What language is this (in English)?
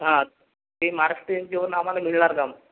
Marathi